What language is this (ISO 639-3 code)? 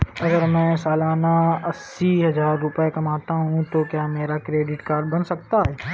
hin